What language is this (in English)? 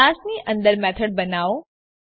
Gujarati